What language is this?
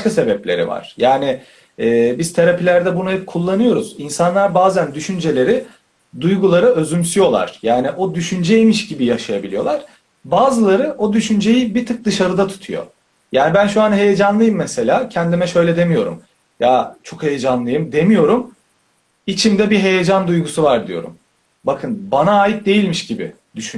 Turkish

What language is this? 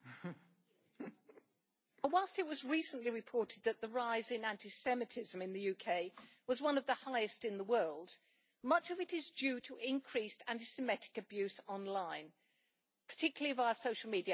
English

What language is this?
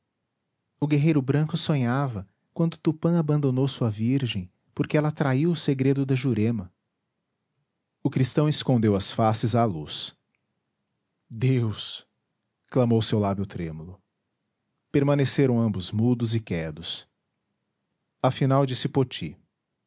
Portuguese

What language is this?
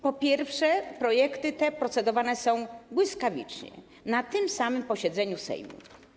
Polish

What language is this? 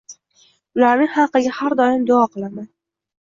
Uzbek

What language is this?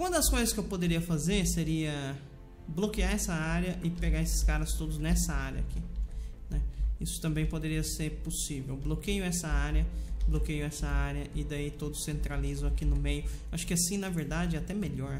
Portuguese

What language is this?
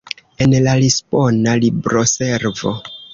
Esperanto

